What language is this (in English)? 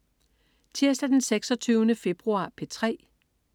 Danish